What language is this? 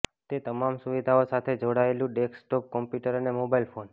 Gujarati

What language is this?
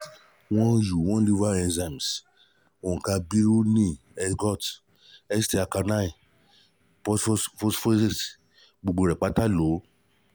Yoruba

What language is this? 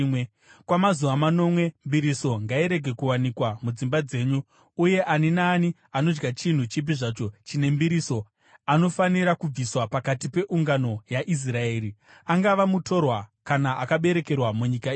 Shona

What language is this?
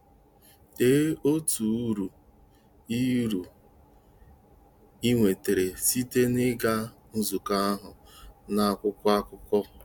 Igbo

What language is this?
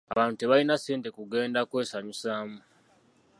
Ganda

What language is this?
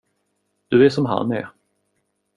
Swedish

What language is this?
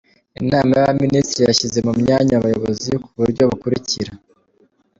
Kinyarwanda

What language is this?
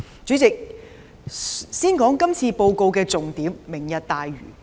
Cantonese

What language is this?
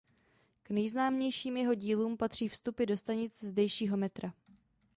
Czech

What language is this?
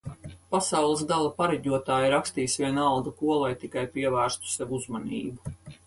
Latvian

